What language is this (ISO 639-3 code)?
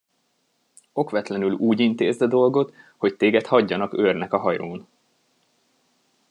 hun